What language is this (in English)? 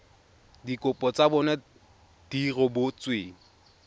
Tswana